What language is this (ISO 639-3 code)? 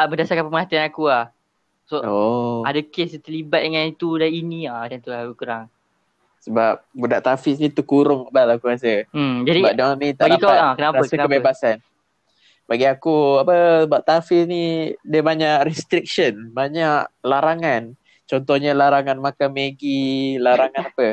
msa